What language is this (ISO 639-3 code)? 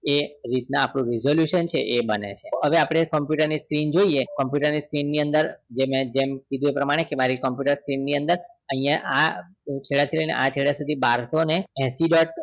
guj